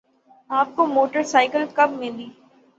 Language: Urdu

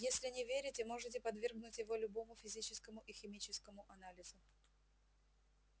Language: Russian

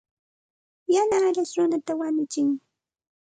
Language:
Santa Ana de Tusi Pasco Quechua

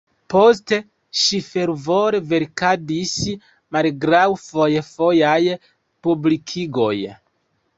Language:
Esperanto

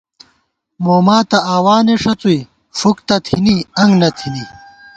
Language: Gawar-Bati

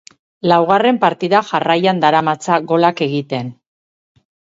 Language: Basque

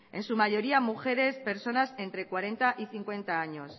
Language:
Spanish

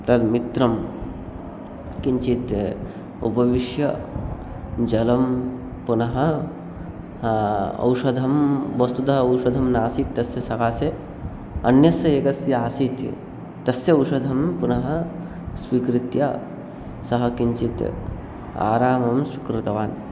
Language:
Sanskrit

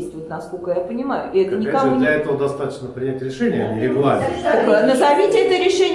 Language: Russian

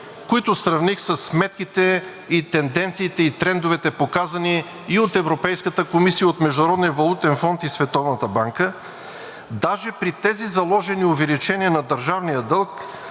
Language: Bulgarian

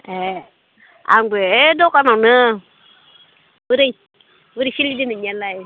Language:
Bodo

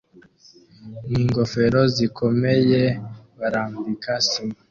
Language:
Kinyarwanda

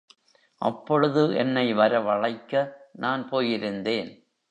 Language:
Tamil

